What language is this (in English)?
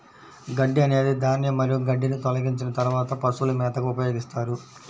Telugu